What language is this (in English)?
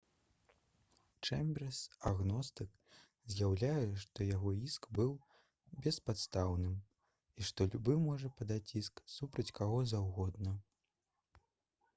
Belarusian